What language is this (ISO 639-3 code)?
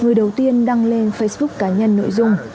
vie